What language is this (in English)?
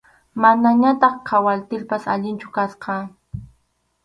Arequipa-La Unión Quechua